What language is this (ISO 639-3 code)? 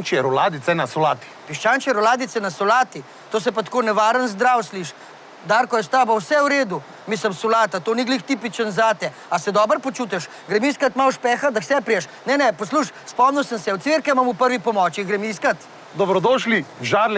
slv